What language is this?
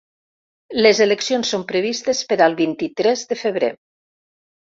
Catalan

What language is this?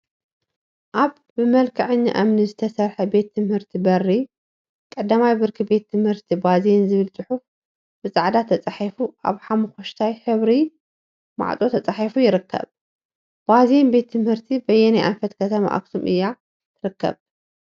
Tigrinya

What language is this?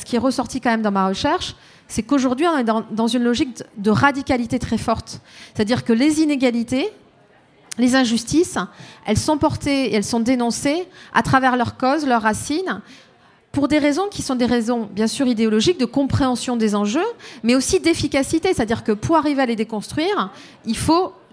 French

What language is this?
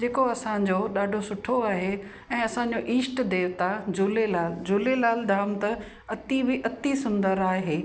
Sindhi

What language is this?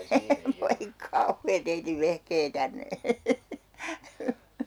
Finnish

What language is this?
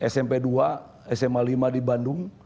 Indonesian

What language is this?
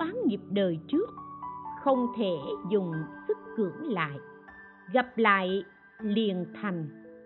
Vietnamese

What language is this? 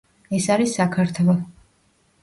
Georgian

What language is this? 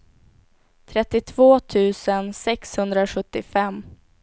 Swedish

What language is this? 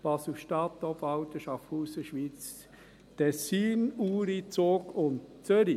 Swiss German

